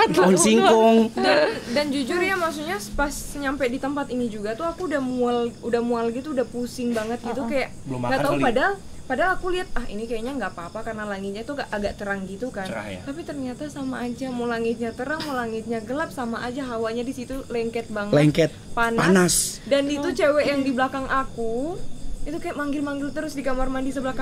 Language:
Indonesian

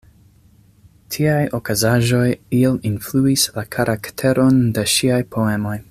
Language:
Esperanto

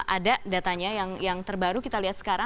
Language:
Indonesian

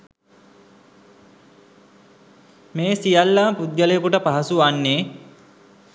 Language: Sinhala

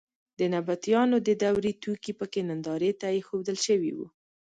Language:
Pashto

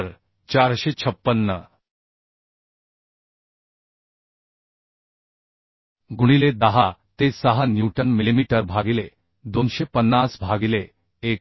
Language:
Marathi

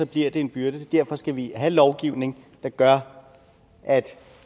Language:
Danish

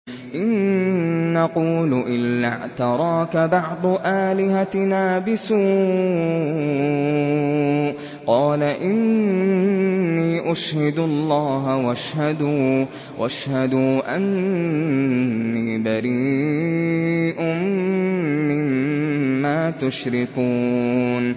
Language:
Arabic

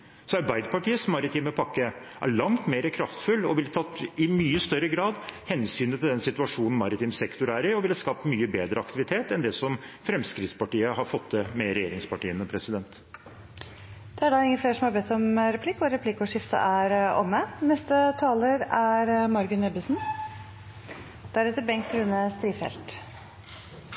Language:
Norwegian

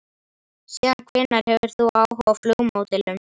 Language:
Icelandic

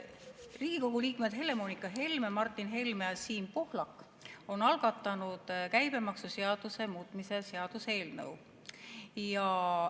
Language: Estonian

